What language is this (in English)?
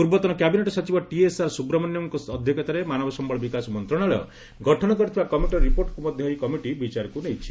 Odia